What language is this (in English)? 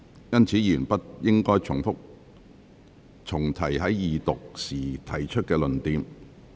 Cantonese